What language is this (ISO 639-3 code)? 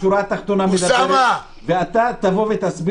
heb